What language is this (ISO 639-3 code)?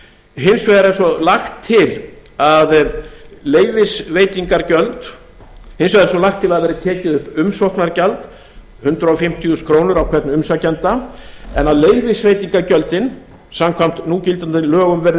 isl